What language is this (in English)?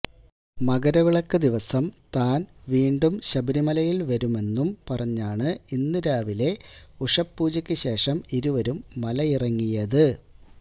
Malayalam